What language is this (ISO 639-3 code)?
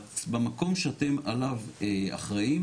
heb